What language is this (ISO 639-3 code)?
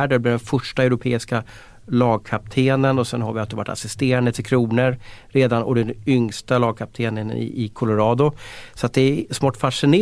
swe